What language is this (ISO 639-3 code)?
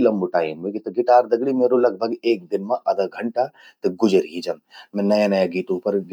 gbm